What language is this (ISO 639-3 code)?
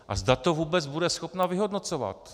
ces